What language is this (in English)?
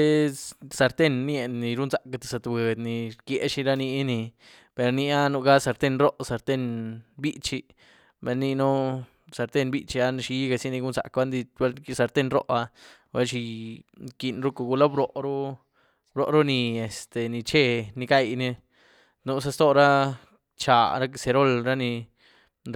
Güilá Zapotec